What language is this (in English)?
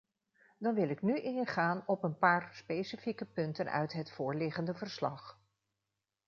Dutch